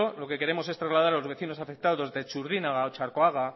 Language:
Spanish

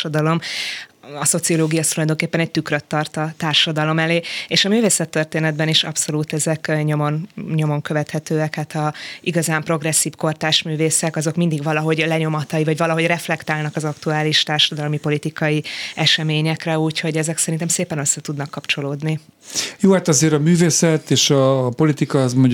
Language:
Hungarian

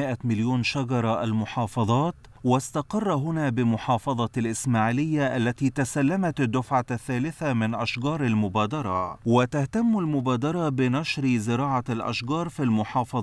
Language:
Arabic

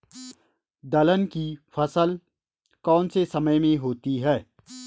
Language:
Hindi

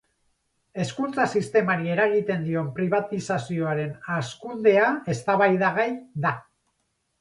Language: Basque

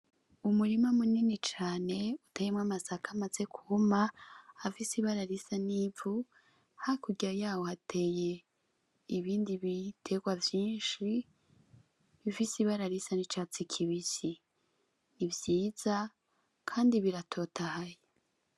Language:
Rundi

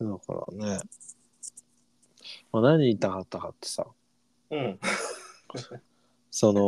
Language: Japanese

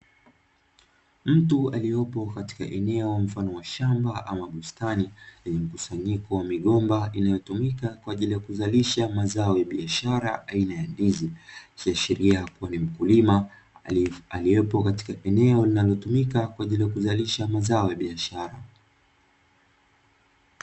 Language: Swahili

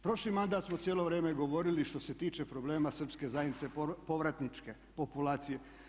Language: Croatian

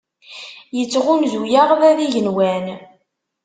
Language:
Kabyle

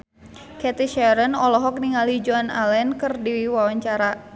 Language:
Sundanese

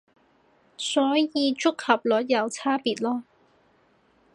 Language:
Cantonese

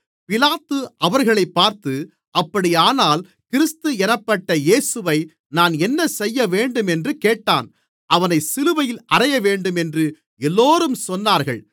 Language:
Tamil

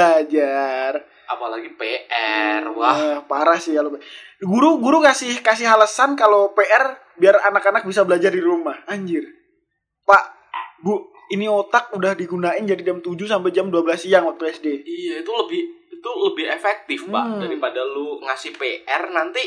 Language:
Indonesian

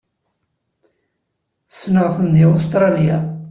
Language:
Kabyle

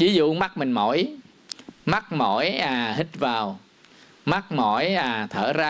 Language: Vietnamese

